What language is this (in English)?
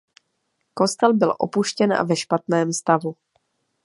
Czech